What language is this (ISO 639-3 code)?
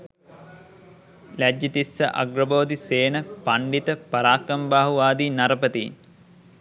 sin